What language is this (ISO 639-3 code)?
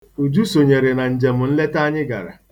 ibo